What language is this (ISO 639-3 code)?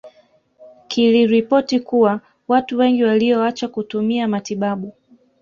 swa